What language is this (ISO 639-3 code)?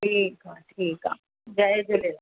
snd